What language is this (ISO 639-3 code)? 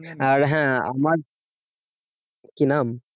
ben